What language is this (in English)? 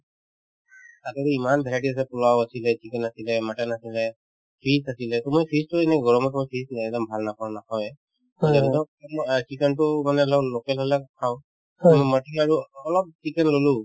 Assamese